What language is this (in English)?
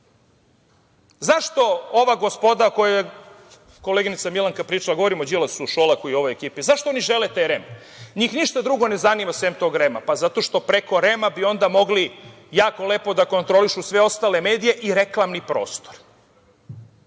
Serbian